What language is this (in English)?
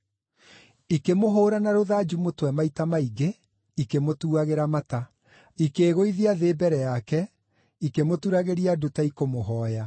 Kikuyu